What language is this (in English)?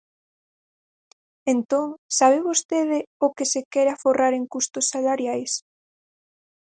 Galician